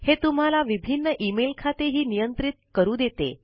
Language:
Marathi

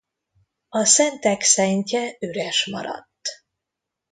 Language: Hungarian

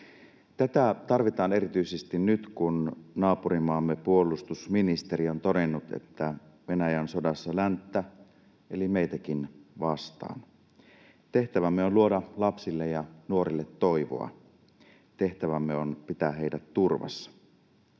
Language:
Finnish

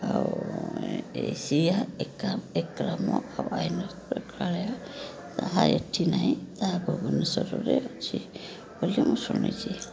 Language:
Odia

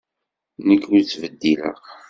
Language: Kabyle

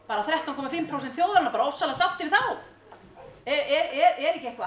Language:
Icelandic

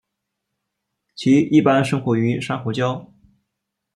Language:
Chinese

